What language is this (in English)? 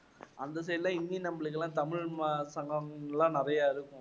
Tamil